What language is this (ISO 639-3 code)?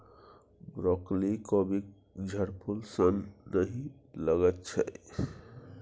mai